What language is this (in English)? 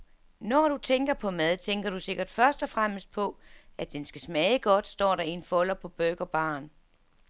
Danish